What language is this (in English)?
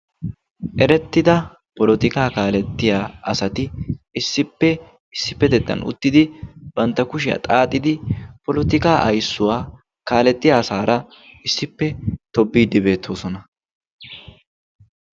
Wolaytta